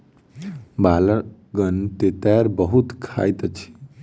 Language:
Maithili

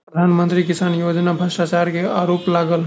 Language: Maithili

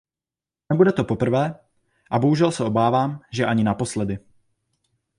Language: Czech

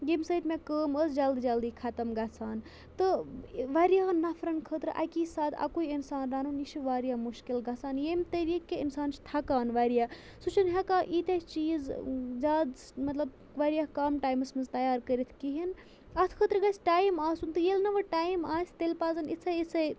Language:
Kashmiri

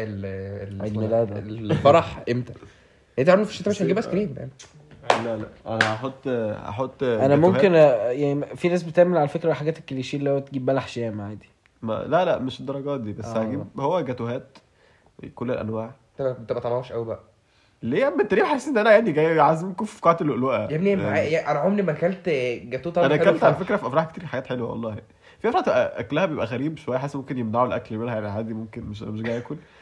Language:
Arabic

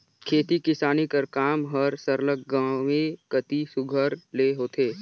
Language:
Chhattisgarhi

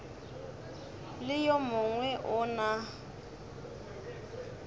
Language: Northern Sotho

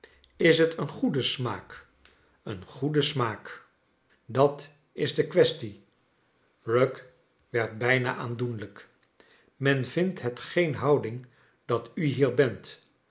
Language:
Dutch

